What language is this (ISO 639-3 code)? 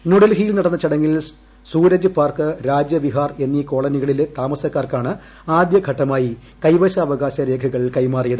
mal